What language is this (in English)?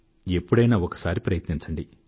Telugu